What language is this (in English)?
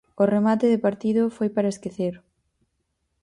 Galician